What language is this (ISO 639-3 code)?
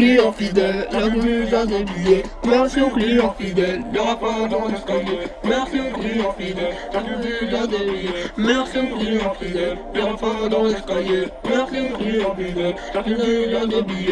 ara